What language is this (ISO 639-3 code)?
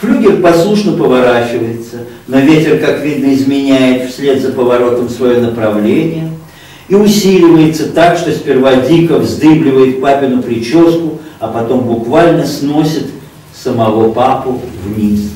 rus